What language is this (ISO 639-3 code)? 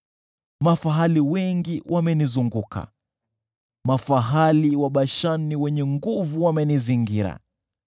swa